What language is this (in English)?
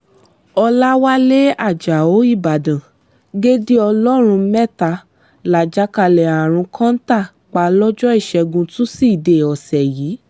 Yoruba